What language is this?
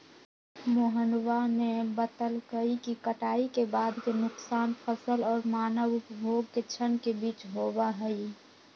Magahi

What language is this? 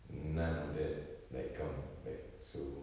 English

